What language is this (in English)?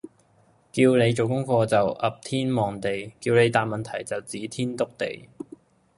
Cantonese